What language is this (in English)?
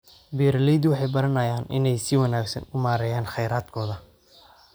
Somali